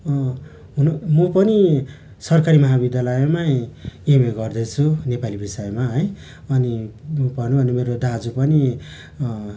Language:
Nepali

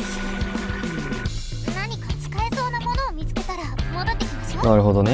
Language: Japanese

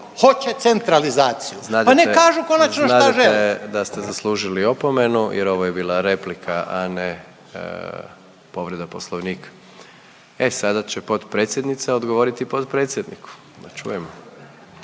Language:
Croatian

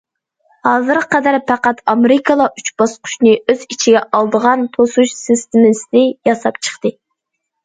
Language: Uyghur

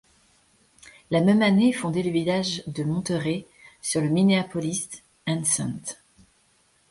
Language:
French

